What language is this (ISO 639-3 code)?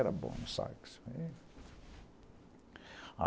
por